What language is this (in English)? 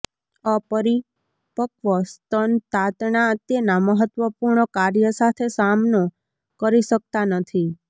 Gujarati